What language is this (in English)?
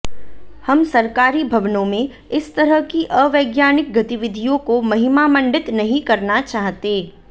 Hindi